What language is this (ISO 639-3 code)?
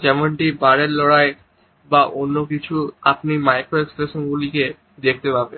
ben